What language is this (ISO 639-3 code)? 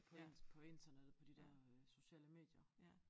dan